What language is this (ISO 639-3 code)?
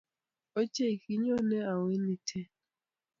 kln